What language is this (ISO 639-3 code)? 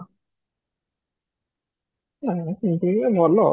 ori